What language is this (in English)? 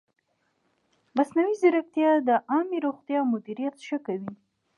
Pashto